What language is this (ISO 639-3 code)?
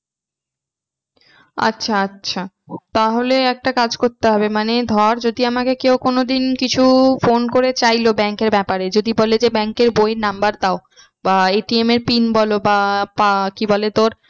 ben